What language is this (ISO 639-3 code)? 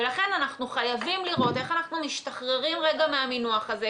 heb